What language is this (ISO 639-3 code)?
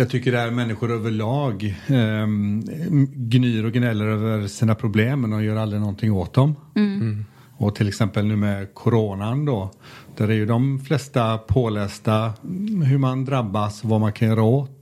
swe